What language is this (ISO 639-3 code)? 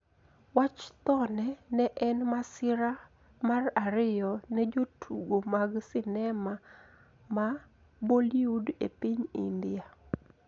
luo